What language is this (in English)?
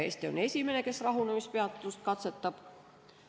Estonian